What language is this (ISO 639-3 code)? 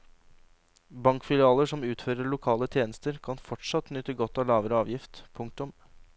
nor